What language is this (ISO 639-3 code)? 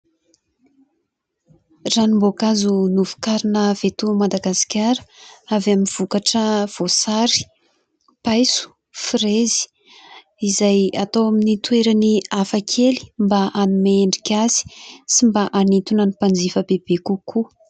mlg